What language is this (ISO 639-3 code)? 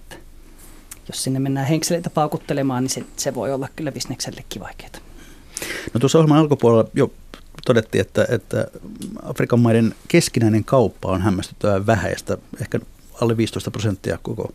fin